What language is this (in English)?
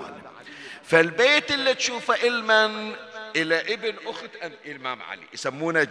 Arabic